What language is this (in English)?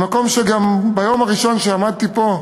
Hebrew